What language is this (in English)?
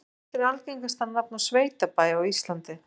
Icelandic